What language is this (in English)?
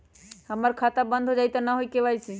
Magahi